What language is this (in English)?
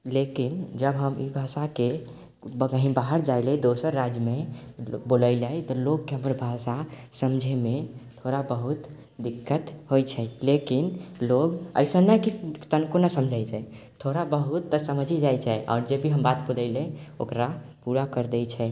Maithili